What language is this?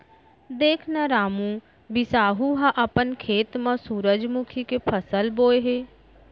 Chhattisgarhi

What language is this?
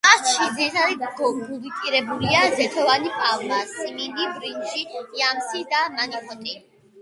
Georgian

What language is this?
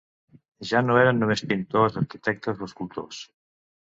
Catalan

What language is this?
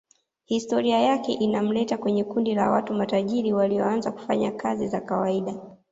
Swahili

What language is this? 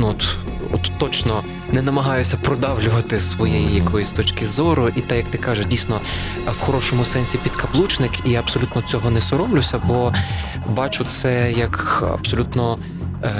Ukrainian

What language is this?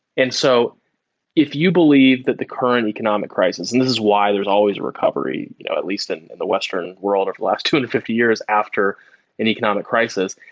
English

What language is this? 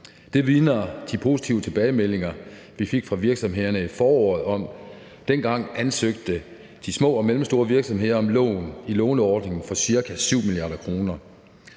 Danish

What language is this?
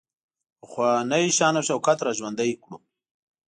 Pashto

